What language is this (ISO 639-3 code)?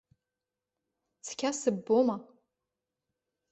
abk